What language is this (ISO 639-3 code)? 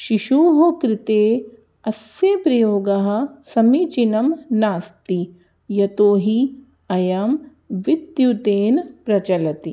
san